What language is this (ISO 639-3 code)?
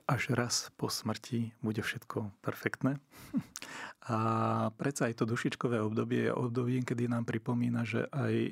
slk